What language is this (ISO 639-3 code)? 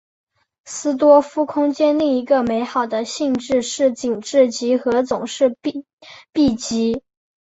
zho